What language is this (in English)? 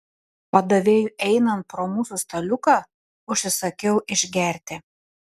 Lithuanian